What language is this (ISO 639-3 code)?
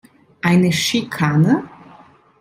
deu